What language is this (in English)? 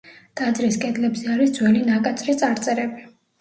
Georgian